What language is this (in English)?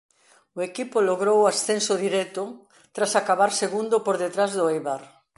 Galician